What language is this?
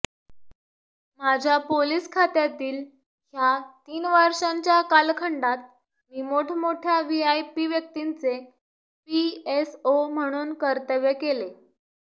Marathi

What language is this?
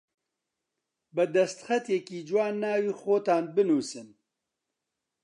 Central Kurdish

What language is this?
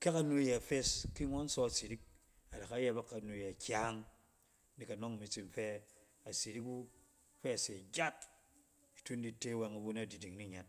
Cen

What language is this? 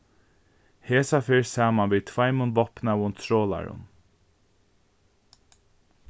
Faroese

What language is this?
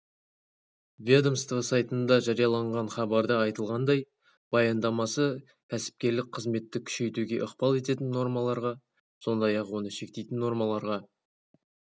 Kazakh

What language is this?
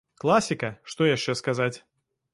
Belarusian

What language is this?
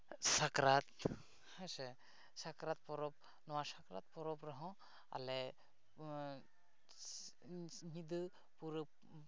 Santali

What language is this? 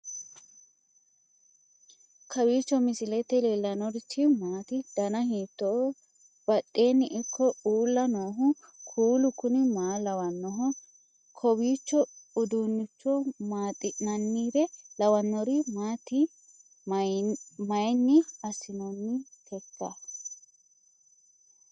Sidamo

